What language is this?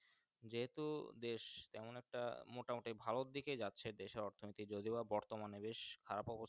Bangla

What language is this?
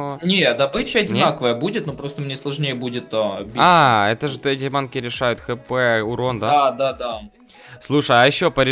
Russian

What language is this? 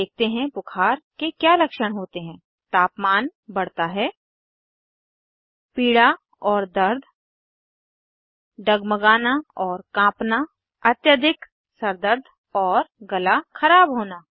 Hindi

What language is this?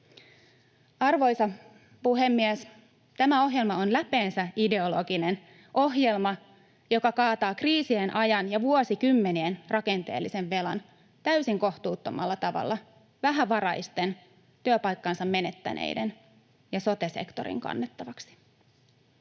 Finnish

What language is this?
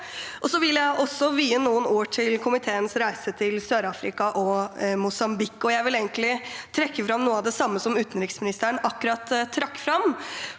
Norwegian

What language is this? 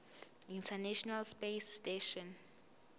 Zulu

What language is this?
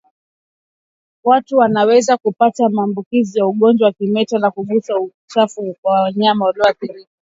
Swahili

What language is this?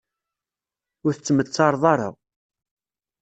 Kabyle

